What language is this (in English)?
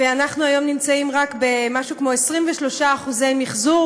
Hebrew